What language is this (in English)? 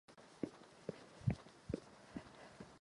Czech